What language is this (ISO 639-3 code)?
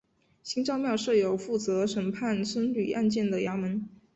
zho